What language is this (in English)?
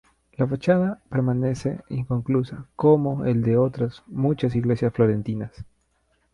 Spanish